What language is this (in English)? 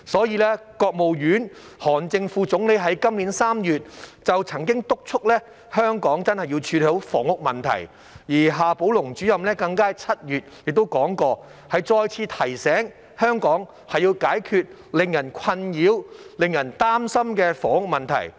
Cantonese